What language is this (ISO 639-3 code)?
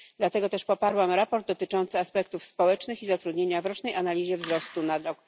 pol